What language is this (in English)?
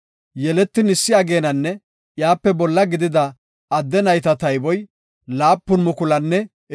Gofa